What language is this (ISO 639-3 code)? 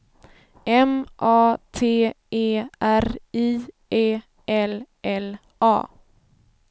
swe